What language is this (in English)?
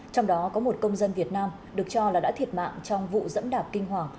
Vietnamese